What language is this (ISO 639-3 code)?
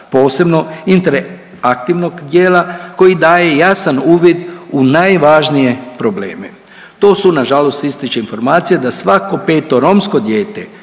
hrv